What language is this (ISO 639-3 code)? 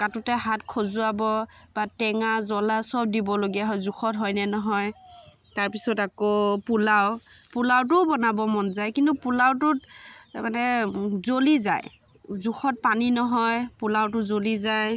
asm